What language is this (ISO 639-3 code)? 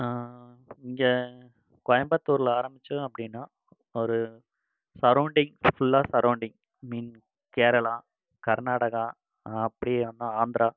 tam